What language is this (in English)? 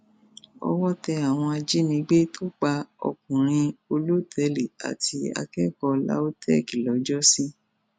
Yoruba